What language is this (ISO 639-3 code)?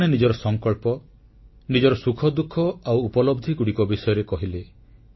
ori